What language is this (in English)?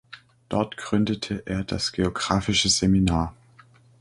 German